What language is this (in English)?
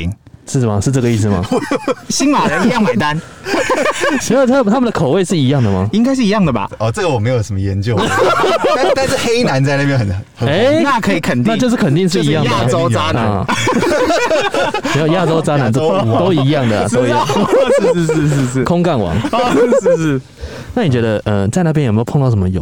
Chinese